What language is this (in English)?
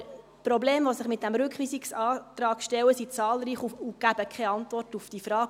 Swiss German